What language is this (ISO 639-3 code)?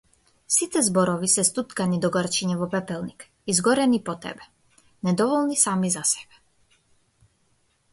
mkd